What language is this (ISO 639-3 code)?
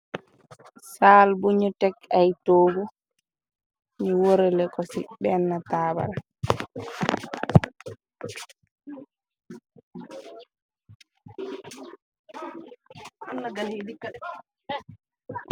wol